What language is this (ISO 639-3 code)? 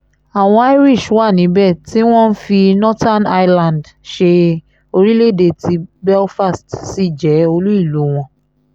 yor